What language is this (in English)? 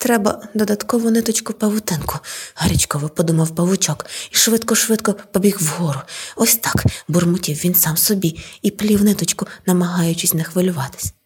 Ukrainian